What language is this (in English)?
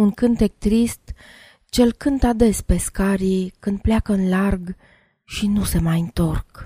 Romanian